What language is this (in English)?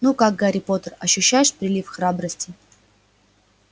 Russian